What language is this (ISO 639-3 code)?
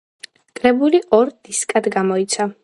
kat